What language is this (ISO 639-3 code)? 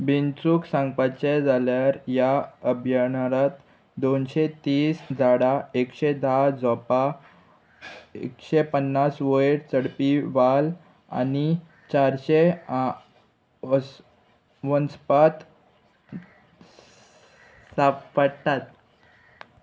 kok